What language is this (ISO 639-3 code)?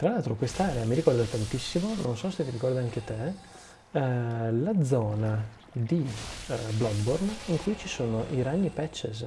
ita